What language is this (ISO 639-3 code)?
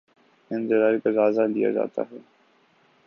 urd